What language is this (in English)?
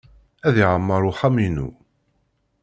Kabyle